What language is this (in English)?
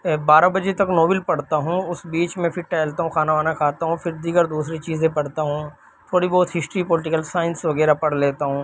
Urdu